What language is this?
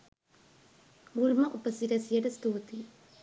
Sinhala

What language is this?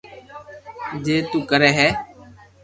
Loarki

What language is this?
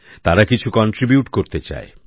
Bangla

